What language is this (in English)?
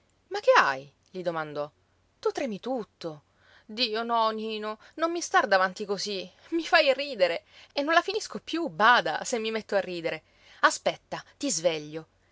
Italian